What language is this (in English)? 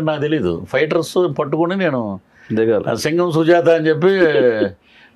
Turkish